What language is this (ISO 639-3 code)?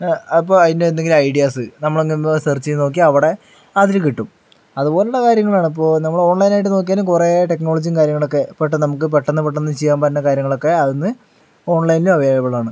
mal